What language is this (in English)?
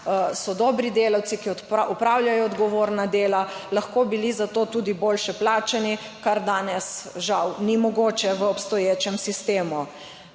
Slovenian